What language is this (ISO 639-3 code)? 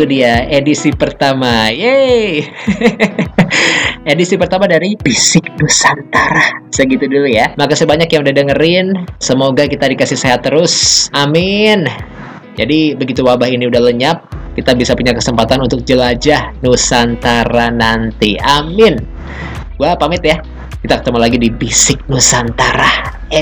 ind